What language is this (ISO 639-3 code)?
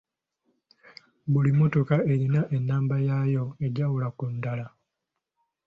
lug